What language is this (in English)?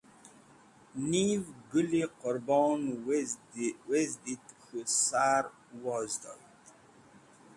Wakhi